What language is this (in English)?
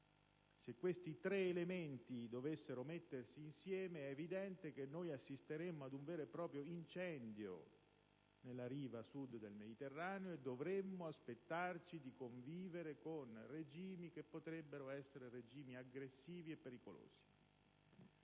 Italian